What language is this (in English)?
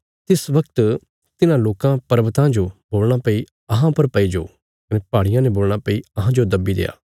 Bilaspuri